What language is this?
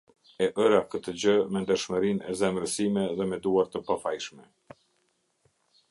Albanian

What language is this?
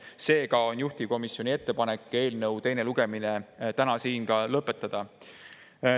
Estonian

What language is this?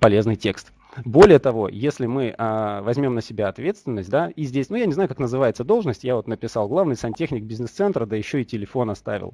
Russian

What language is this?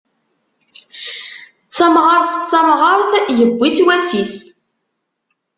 Kabyle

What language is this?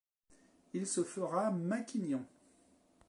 French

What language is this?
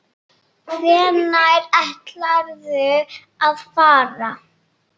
Icelandic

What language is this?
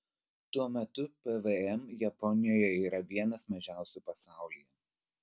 Lithuanian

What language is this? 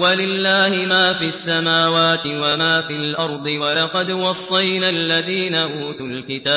Arabic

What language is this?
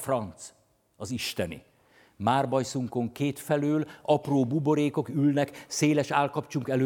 Hungarian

